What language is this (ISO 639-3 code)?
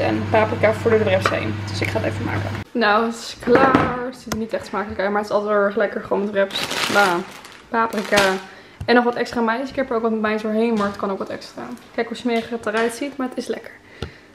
nld